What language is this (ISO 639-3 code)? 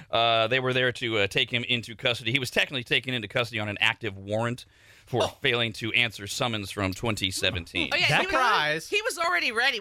eng